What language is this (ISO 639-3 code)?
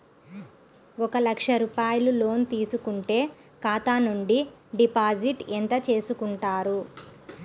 tel